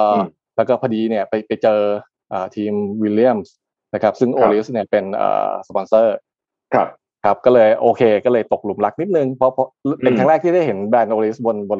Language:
Thai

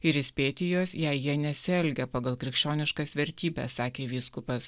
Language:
Lithuanian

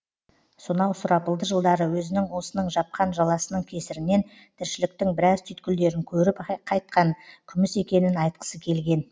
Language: Kazakh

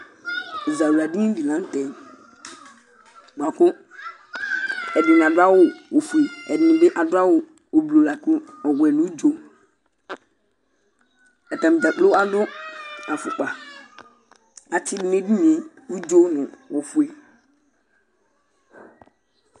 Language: Ikposo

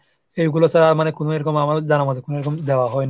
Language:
Bangla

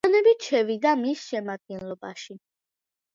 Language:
Georgian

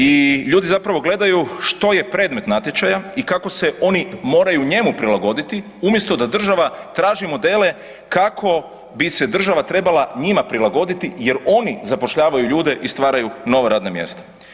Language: Croatian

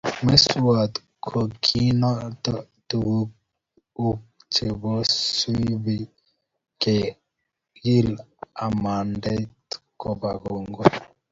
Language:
Kalenjin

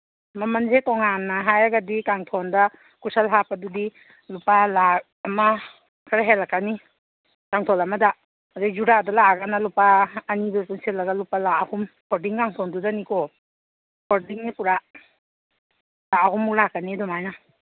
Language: Manipuri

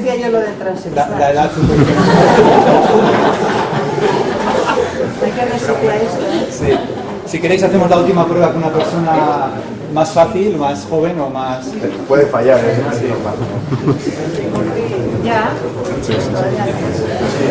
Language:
Spanish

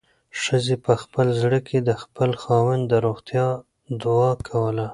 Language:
Pashto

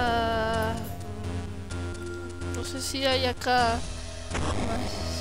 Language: Spanish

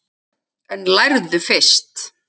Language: Icelandic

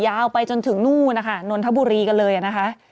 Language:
Thai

